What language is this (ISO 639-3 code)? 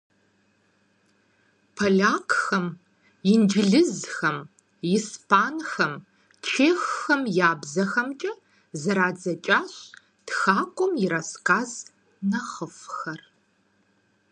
kbd